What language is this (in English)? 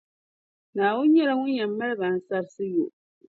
Dagbani